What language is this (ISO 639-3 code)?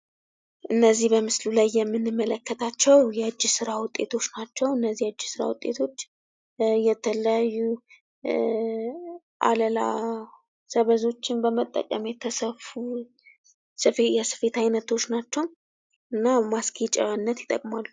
amh